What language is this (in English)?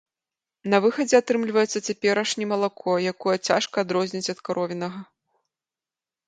Belarusian